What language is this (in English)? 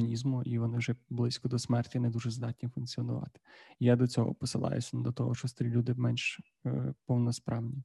Ukrainian